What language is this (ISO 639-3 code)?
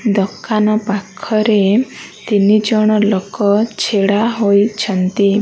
ori